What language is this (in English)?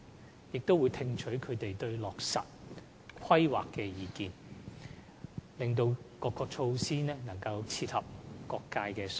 Cantonese